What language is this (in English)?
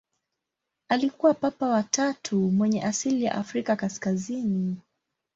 Swahili